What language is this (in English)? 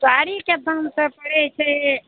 Maithili